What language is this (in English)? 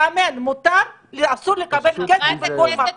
Hebrew